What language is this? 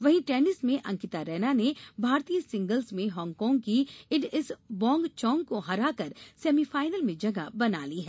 Hindi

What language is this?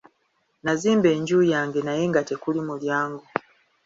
Ganda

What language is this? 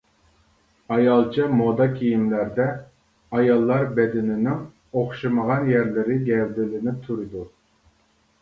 Uyghur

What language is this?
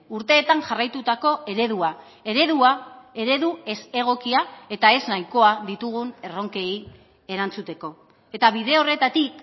Basque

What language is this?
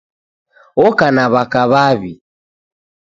Taita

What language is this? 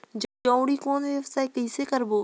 Chhattisgarhi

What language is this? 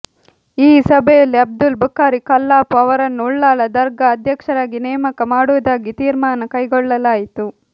Kannada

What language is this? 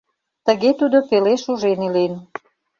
Mari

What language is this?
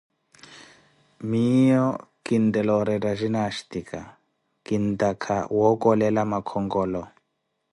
Koti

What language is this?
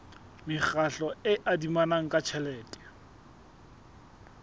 Southern Sotho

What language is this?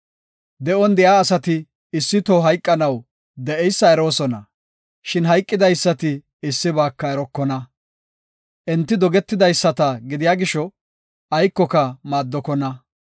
Gofa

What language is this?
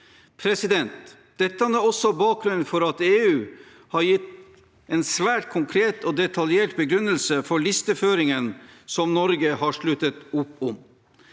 Norwegian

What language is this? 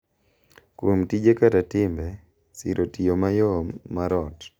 Luo (Kenya and Tanzania)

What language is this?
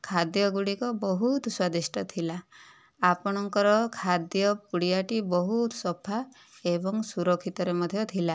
Odia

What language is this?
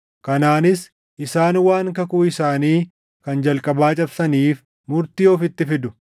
Oromo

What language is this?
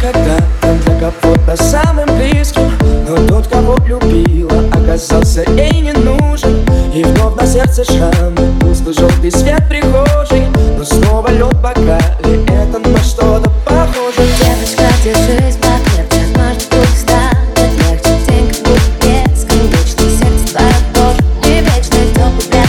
Russian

